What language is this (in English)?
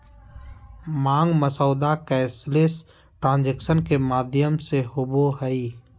Magahi